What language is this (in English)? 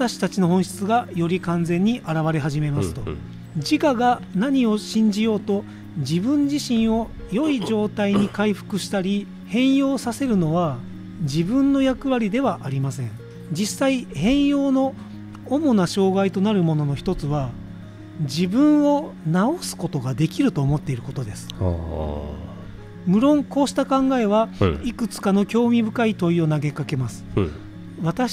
Japanese